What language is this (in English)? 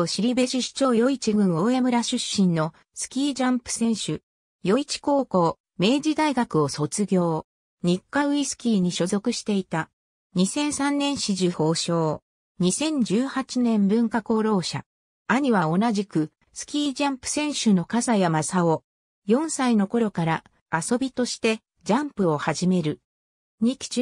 Japanese